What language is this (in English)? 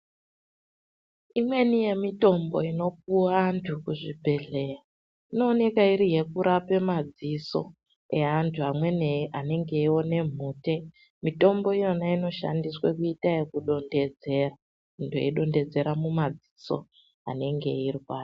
Ndau